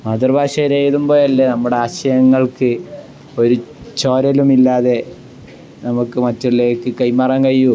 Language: Malayalam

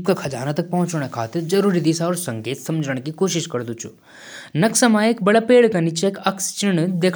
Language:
Jaunsari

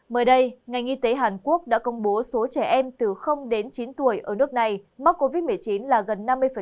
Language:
Vietnamese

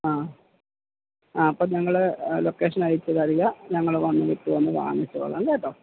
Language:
Malayalam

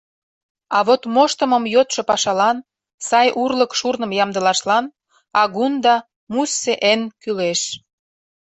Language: Mari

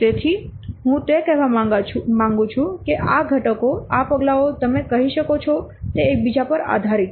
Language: Gujarati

